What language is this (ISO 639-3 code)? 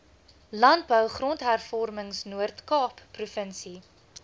afr